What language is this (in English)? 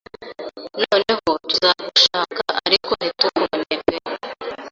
Kinyarwanda